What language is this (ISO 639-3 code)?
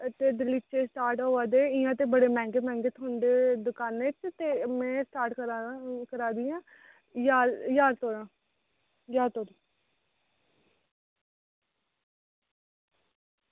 doi